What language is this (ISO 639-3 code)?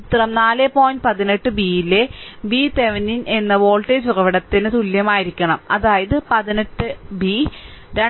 mal